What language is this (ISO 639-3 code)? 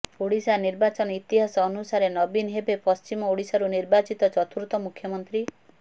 ori